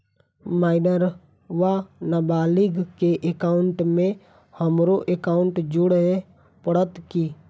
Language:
Maithili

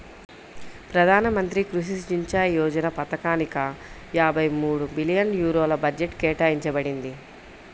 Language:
Telugu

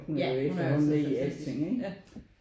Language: Danish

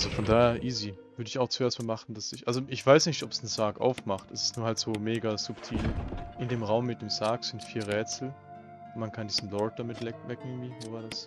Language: German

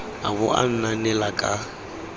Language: Tswana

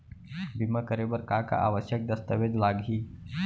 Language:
Chhattisgarhi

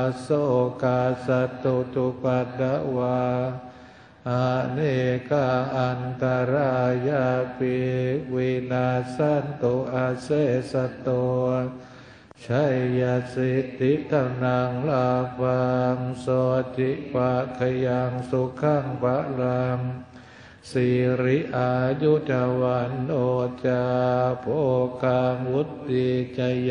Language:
Thai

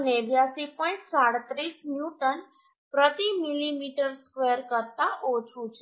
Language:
Gujarati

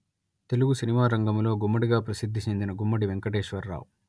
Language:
Telugu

